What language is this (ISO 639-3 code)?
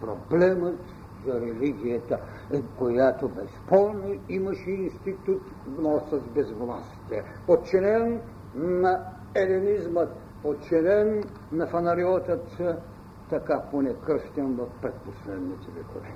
bul